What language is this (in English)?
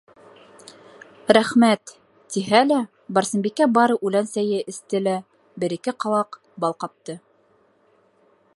Bashkir